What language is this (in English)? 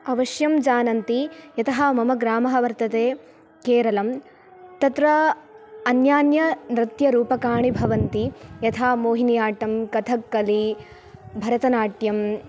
Sanskrit